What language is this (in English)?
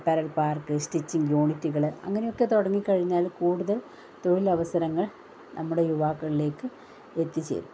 Malayalam